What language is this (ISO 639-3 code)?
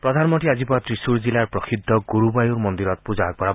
asm